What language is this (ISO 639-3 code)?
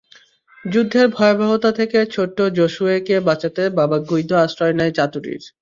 ben